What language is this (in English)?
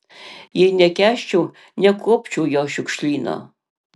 Lithuanian